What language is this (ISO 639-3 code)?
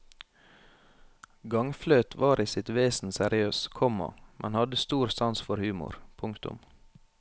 nor